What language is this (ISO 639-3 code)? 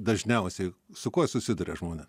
lit